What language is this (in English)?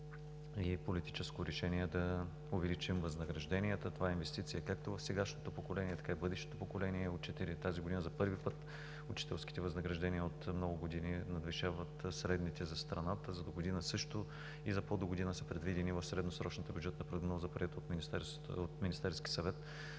Bulgarian